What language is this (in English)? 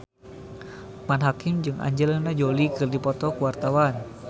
Sundanese